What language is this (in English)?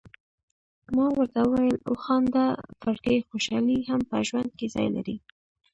Pashto